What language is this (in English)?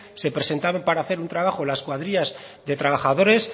Spanish